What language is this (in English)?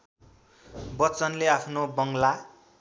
Nepali